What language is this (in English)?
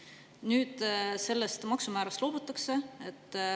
Estonian